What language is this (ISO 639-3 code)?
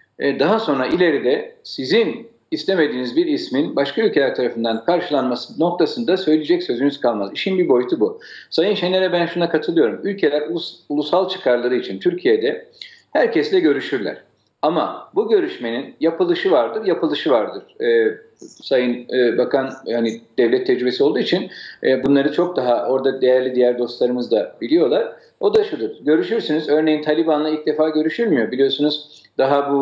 tur